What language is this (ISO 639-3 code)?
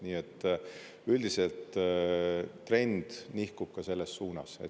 est